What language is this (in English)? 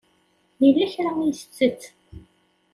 Kabyle